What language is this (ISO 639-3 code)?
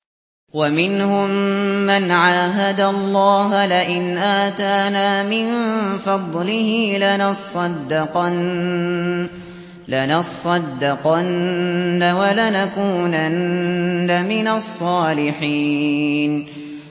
ara